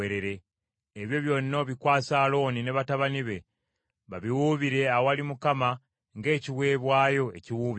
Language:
Ganda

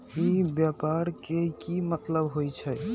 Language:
Magahi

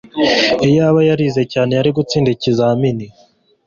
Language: Kinyarwanda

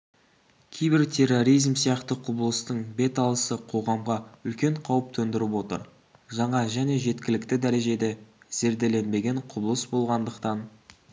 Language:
Kazakh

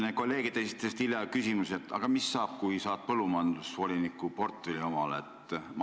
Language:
Estonian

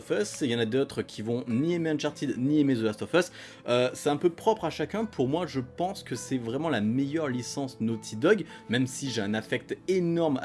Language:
French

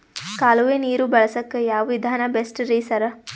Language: Kannada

